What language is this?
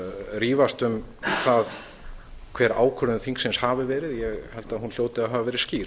Icelandic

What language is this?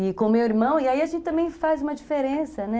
Portuguese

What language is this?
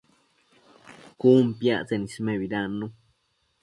Matsés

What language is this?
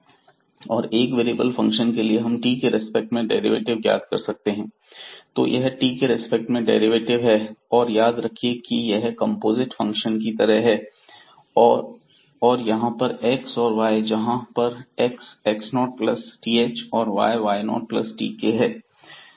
Hindi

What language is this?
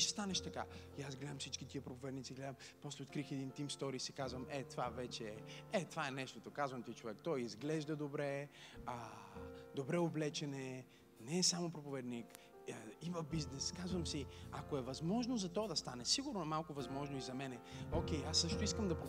Bulgarian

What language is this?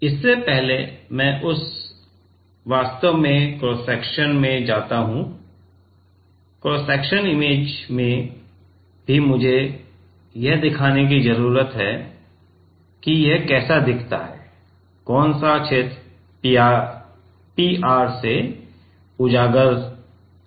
Hindi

